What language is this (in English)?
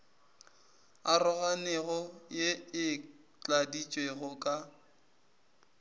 Northern Sotho